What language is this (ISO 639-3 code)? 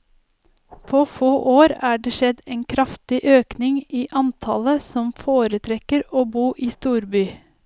nor